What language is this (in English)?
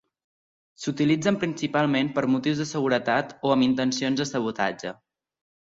Catalan